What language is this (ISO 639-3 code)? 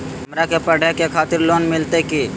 mag